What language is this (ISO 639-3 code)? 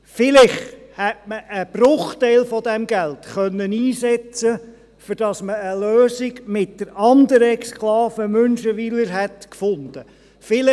gsw